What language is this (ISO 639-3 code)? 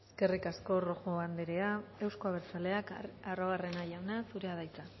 eus